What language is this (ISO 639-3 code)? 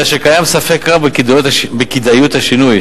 heb